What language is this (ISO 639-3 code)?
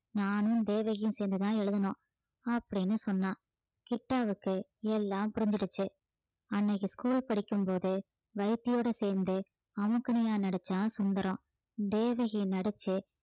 tam